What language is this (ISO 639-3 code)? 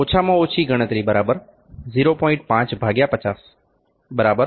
guj